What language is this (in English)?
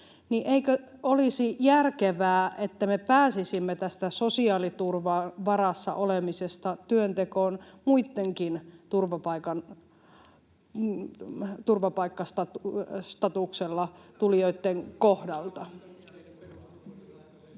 Finnish